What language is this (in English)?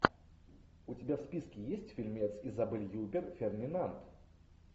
Russian